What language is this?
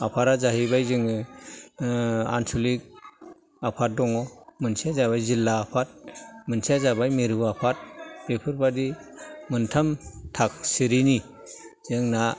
Bodo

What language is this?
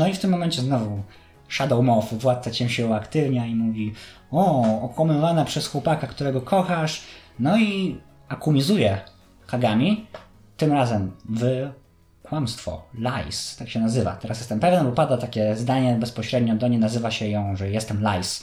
Polish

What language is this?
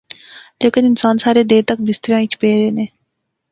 Pahari-Potwari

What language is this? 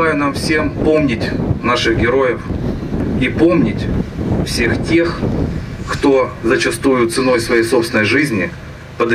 Russian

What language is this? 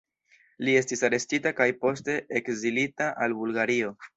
Esperanto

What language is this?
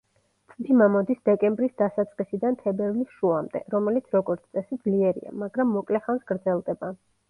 Georgian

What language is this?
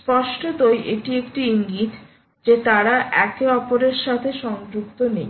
Bangla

